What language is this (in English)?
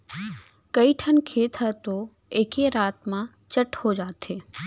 Chhattisgarhi